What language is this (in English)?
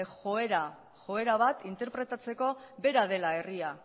Basque